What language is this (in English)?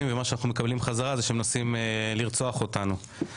Hebrew